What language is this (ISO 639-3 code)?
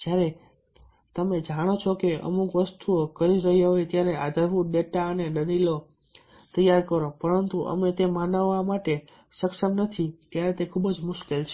guj